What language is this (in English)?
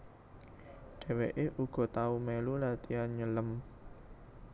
Javanese